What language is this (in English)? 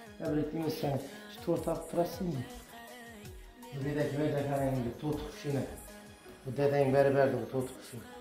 Turkish